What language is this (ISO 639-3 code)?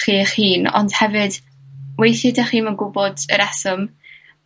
cym